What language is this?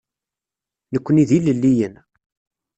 Kabyle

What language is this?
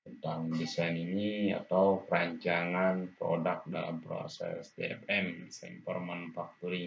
Indonesian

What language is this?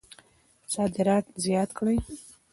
Pashto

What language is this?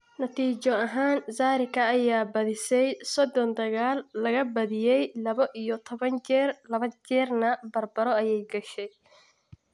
Somali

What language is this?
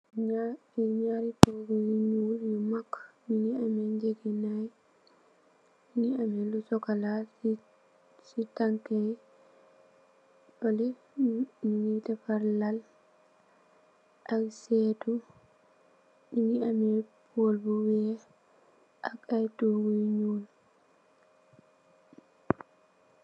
Wolof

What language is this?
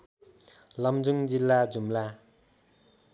Nepali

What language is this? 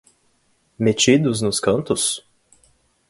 Portuguese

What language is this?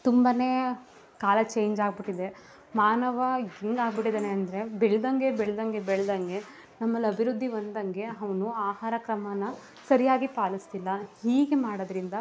Kannada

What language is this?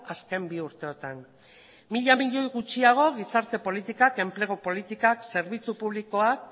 Basque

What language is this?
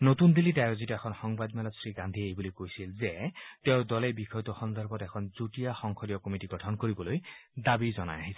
Assamese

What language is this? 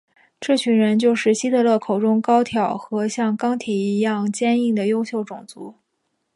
Chinese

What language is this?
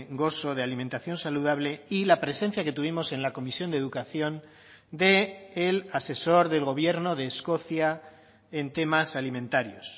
Spanish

